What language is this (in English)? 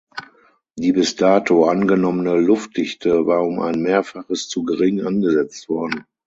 German